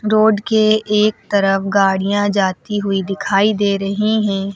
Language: Hindi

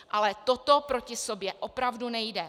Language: Czech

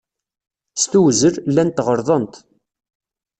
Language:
Kabyle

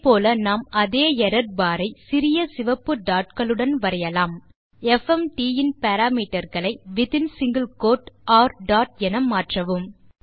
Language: Tamil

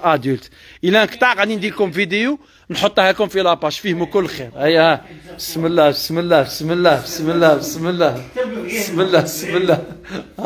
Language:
Arabic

